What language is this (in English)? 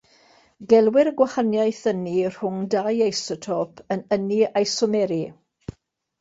Welsh